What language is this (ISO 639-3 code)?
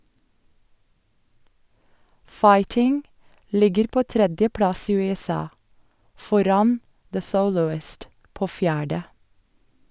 nor